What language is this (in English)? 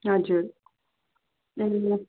Nepali